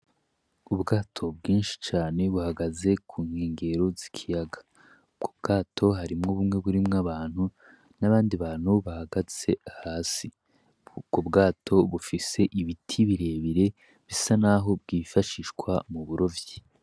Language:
Rundi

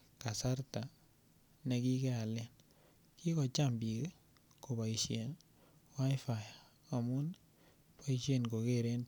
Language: Kalenjin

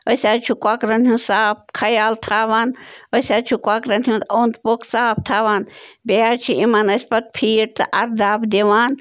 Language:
Kashmiri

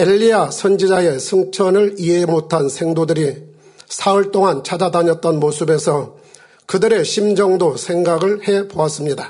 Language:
Korean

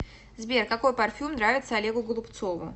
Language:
Russian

